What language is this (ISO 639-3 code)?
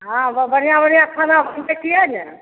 mai